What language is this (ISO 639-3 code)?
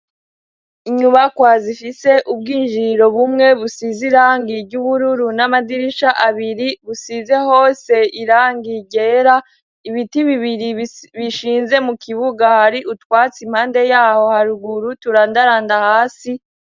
run